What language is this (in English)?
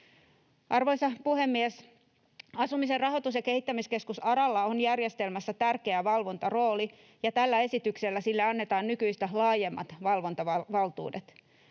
Finnish